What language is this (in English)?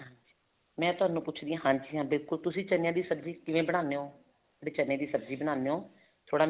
Punjabi